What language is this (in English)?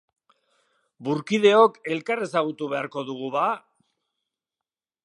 Basque